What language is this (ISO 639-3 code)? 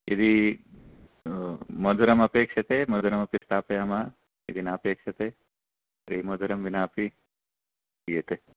san